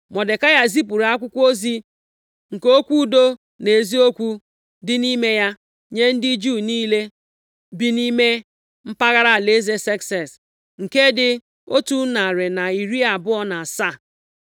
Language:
Igbo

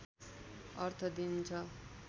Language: Nepali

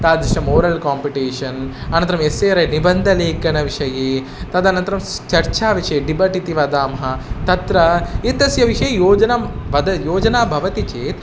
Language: Sanskrit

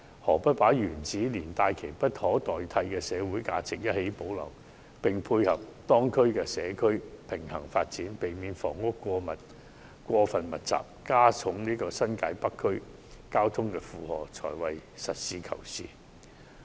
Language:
Cantonese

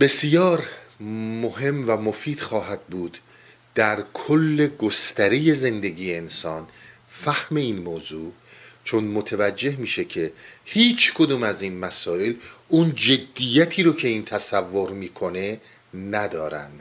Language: Persian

